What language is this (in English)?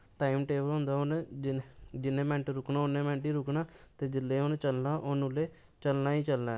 Dogri